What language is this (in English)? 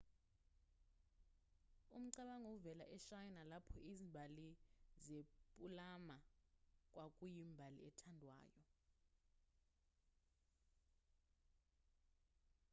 Zulu